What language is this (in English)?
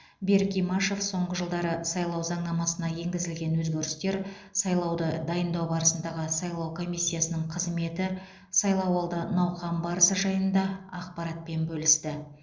Kazakh